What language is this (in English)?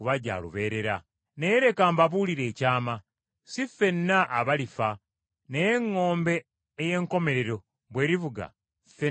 Ganda